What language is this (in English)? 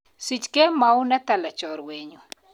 Kalenjin